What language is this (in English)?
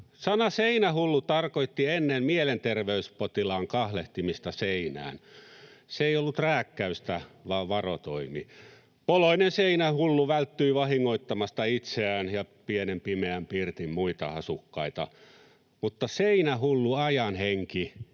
Finnish